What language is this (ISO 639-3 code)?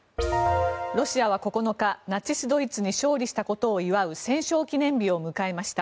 jpn